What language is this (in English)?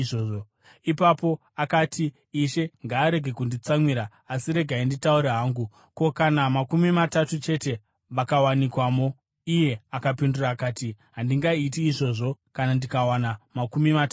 Shona